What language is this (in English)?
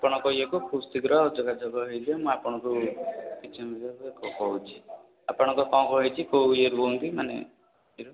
Odia